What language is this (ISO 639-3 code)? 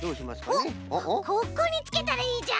jpn